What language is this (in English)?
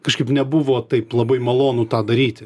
Lithuanian